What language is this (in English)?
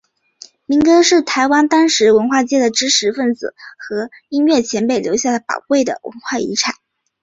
Chinese